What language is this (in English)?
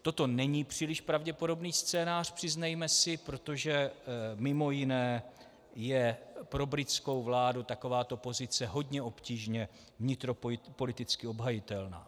Czech